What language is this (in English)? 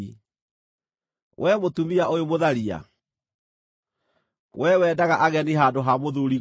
Kikuyu